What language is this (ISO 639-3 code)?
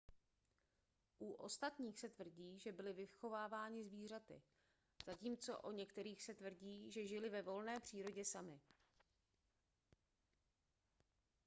ces